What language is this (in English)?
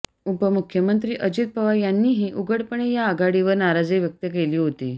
Marathi